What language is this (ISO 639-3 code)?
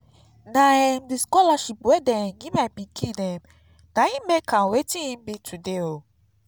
pcm